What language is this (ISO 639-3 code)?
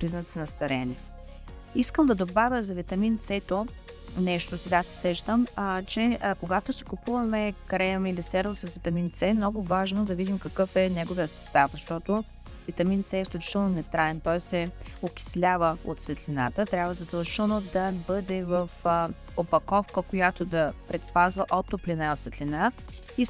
bul